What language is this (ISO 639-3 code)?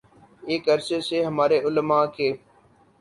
urd